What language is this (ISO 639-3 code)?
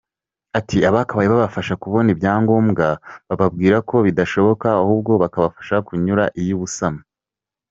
kin